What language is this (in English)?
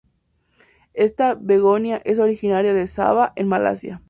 Spanish